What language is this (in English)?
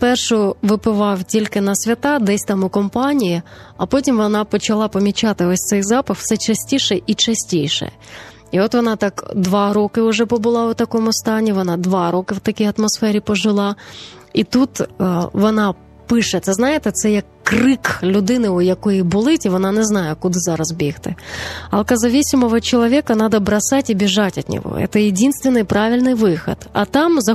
Ukrainian